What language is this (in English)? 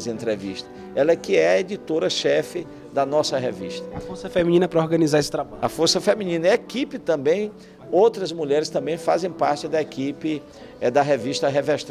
Portuguese